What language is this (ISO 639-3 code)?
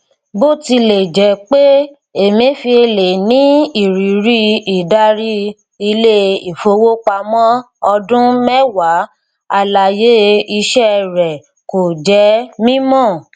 yor